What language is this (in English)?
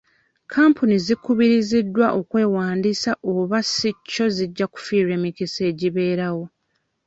Ganda